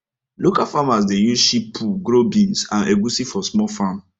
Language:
Nigerian Pidgin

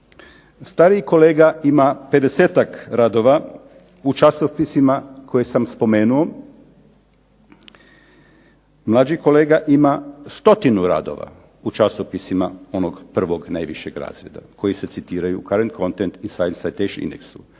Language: Croatian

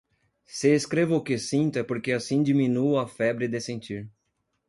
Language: Portuguese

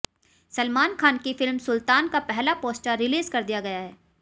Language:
Hindi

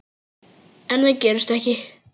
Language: Icelandic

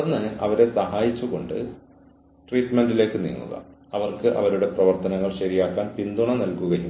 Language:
Malayalam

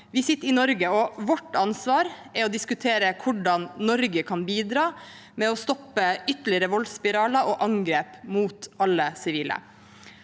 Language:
Norwegian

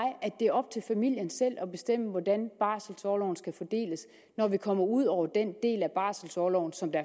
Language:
Danish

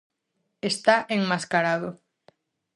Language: Galician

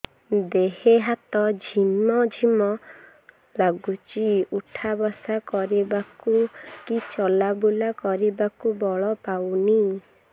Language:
Odia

